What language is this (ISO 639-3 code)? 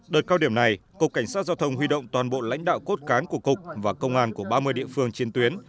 vie